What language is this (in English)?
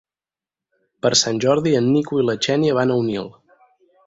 Catalan